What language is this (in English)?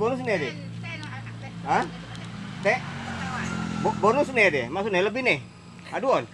Indonesian